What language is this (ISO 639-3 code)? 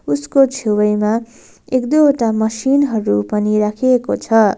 nep